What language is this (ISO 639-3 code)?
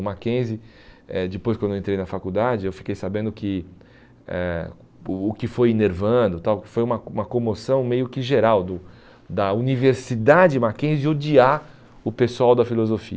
por